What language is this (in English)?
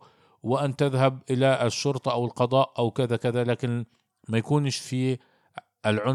Arabic